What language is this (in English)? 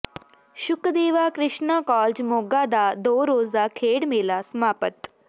Punjabi